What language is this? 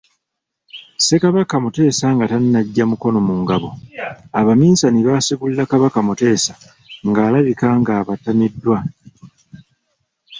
Ganda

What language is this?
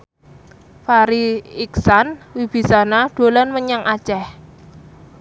Javanese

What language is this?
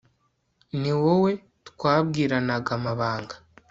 Kinyarwanda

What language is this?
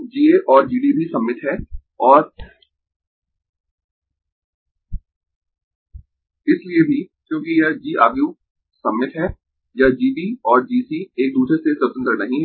Hindi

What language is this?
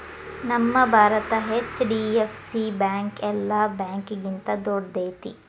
Kannada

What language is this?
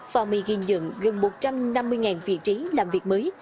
Vietnamese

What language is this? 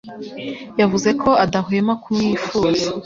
Kinyarwanda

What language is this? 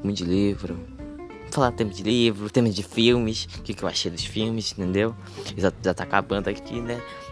Portuguese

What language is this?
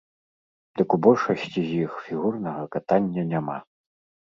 Belarusian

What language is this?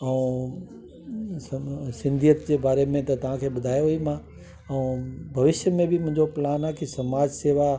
Sindhi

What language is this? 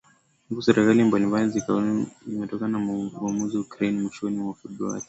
Swahili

